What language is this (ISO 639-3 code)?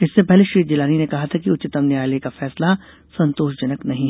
hin